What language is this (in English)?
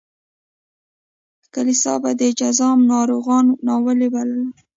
Pashto